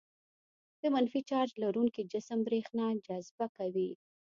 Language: Pashto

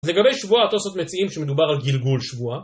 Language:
Hebrew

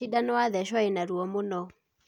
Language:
Kikuyu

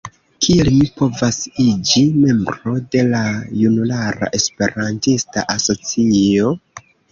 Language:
Esperanto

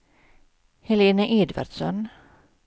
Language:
Swedish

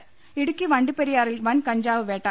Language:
Malayalam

